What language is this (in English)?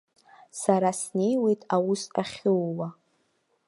Abkhazian